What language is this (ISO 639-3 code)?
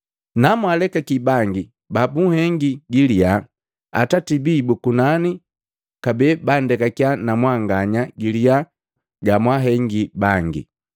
mgv